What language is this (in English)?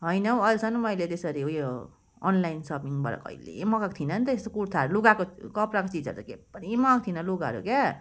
Nepali